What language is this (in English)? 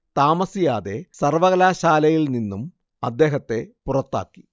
Malayalam